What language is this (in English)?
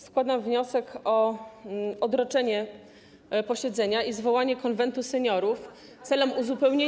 Polish